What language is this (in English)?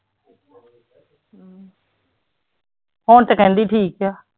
Punjabi